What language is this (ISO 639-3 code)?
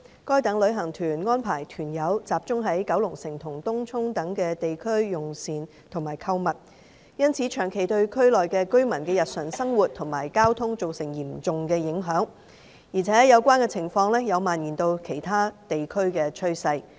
yue